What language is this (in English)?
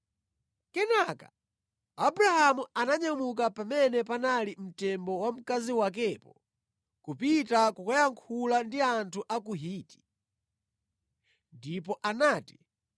Nyanja